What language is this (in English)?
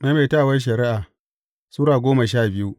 Hausa